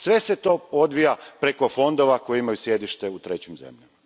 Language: Croatian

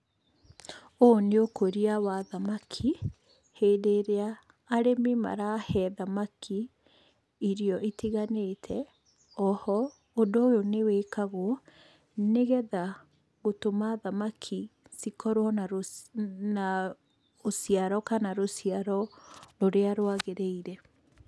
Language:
Kikuyu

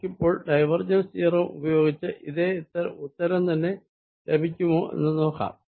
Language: Malayalam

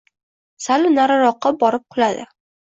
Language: Uzbek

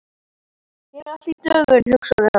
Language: Icelandic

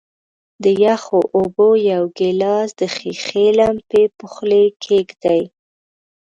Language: Pashto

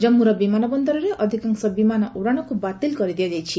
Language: Odia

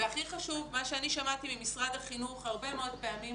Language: Hebrew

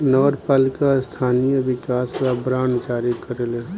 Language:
Bhojpuri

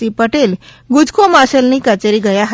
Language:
Gujarati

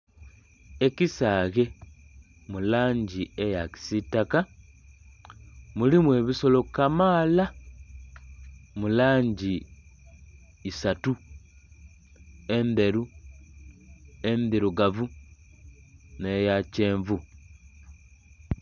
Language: Soga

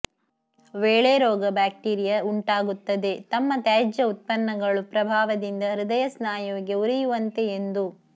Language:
Kannada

